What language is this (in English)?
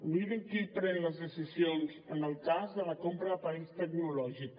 Catalan